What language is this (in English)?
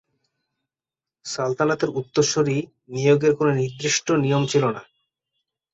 Bangla